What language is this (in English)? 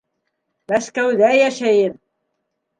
Bashkir